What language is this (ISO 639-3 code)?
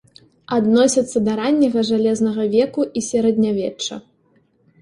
bel